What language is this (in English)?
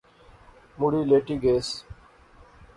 Pahari-Potwari